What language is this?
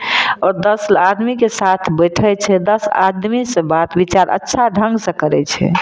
Maithili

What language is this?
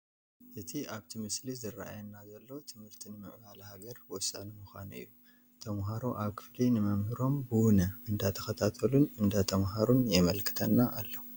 Tigrinya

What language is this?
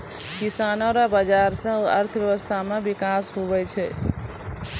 Maithili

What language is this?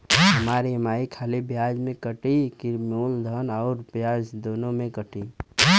Bhojpuri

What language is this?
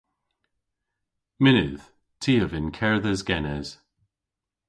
Cornish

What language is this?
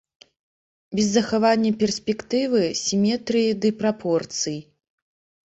Belarusian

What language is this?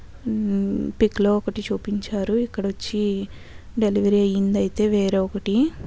Telugu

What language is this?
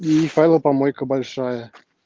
Russian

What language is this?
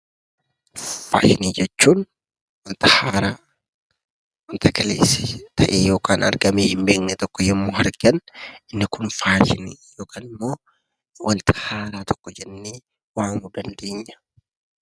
Oromo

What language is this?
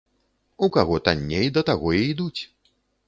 Belarusian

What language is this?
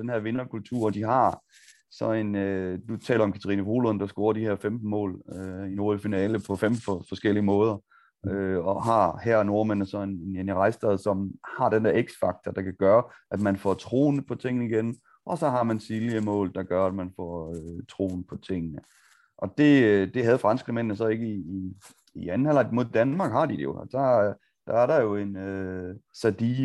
Danish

